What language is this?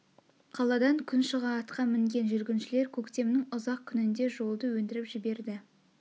Kazakh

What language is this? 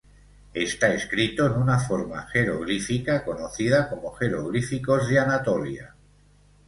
Spanish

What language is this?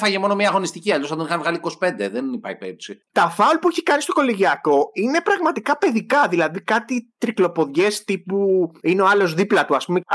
Greek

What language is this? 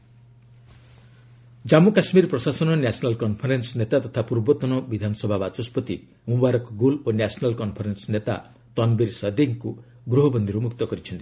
Odia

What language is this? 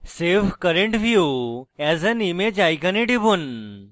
Bangla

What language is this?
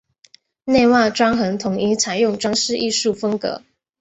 Chinese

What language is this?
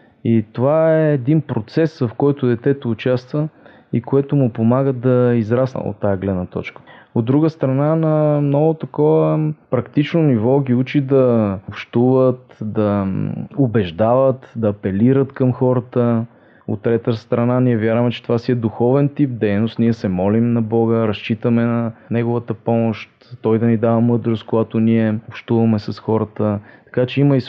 Bulgarian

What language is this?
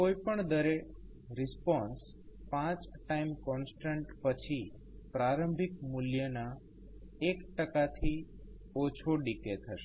Gujarati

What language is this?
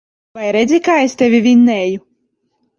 Latvian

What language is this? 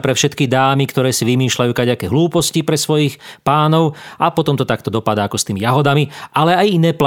Slovak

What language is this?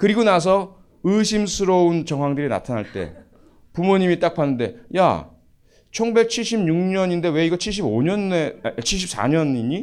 Korean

